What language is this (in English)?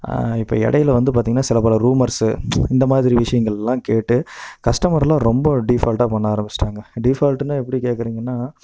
Tamil